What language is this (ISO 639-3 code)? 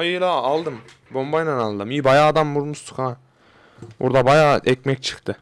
tur